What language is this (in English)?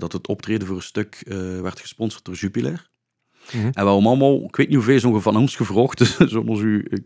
Dutch